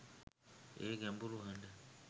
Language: Sinhala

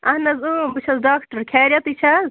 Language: Kashmiri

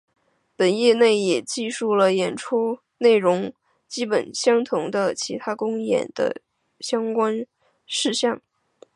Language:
Chinese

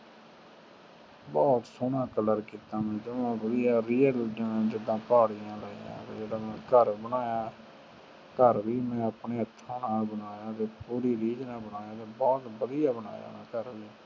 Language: Punjabi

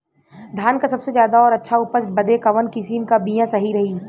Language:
Bhojpuri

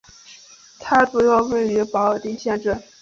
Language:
Chinese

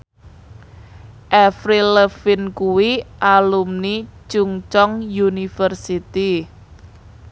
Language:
Javanese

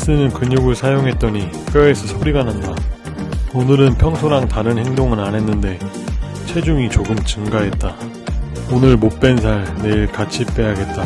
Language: Korean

